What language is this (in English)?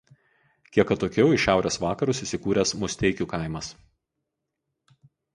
Lithuanian